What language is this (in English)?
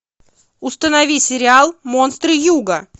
Russian